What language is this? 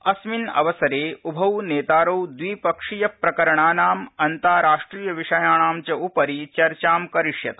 Sanskrit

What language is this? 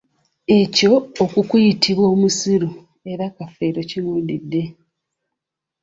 Ganda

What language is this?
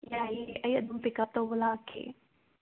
Manipuri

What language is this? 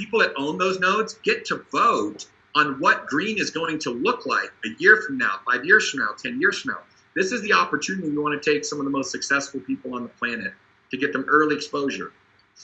English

